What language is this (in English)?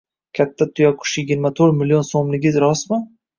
Uzbek